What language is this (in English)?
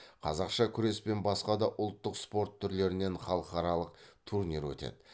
Kazakh